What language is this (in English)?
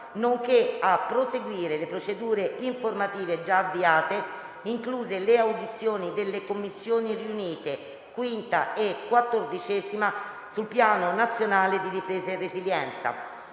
Italian